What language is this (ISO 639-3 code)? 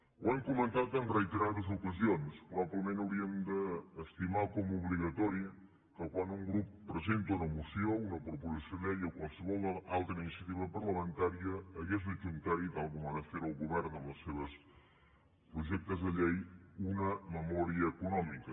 cat